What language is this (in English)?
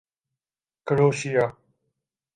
Urdu